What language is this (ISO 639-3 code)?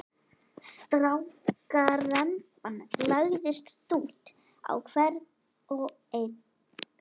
isl